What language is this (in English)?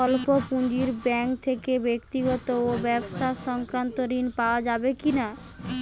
Bangla